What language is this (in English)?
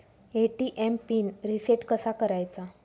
Marathi